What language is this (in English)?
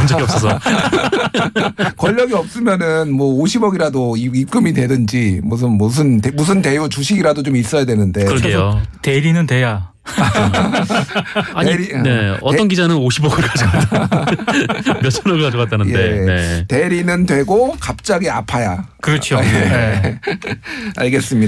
Korean